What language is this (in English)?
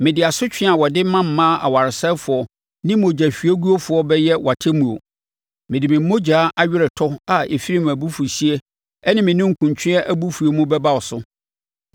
Akan